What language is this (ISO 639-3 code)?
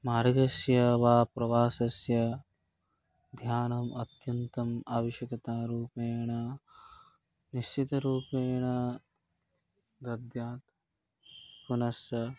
san